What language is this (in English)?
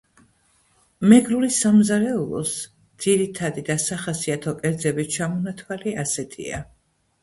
Georgian